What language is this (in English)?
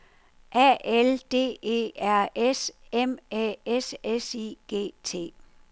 Danish